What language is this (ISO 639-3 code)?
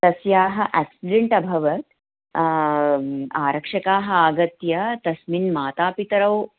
san